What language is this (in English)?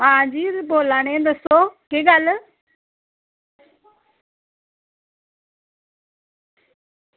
Dogri